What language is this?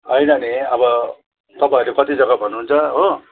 Nepali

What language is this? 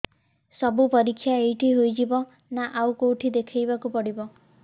Odia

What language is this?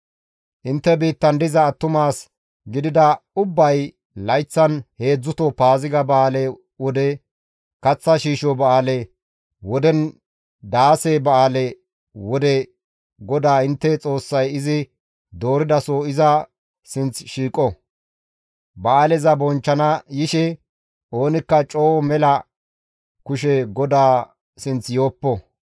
Gamo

